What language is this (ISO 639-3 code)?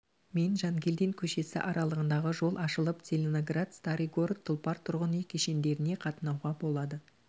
kaz